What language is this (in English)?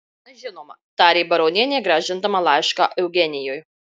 Lithuanian